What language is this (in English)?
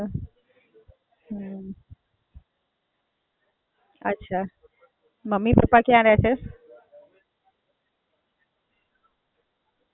Gujarati